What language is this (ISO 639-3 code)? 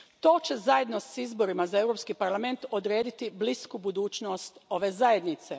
hrv